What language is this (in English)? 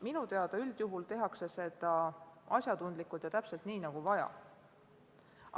Estonian